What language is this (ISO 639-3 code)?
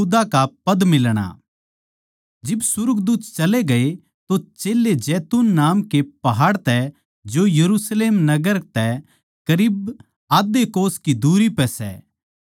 bgc